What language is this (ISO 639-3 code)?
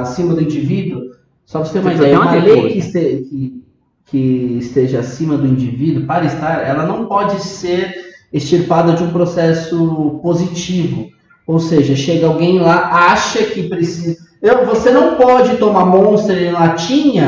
por